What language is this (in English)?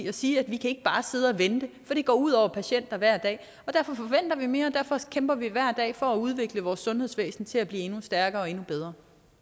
Danish